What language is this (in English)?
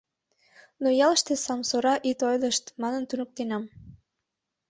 Mari